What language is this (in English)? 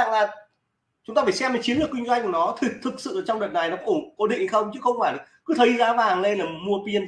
Vietnamese